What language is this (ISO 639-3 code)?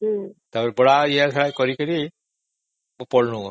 ori